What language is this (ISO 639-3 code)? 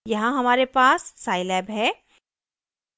hin